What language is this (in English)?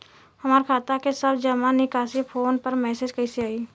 Bhojpuri